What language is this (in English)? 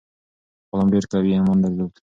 Pashto